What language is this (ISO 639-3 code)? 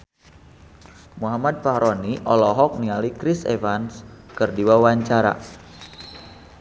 sun